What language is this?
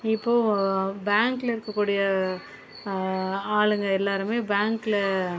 Tamil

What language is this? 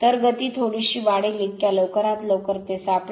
Marathi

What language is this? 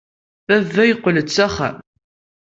Kabyle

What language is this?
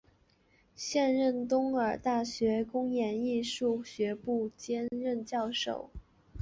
Chinese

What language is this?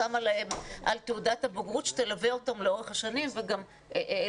Hebrew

